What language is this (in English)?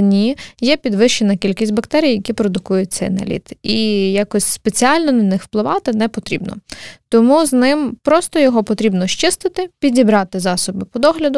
Ukrainian